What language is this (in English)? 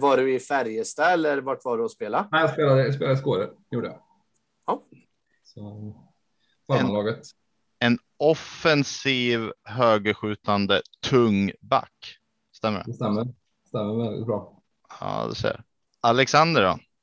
Swedish